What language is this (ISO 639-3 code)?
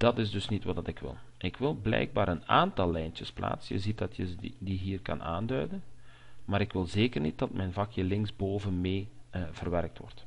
nld